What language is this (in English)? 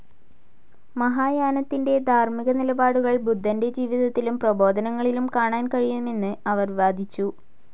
Malayalam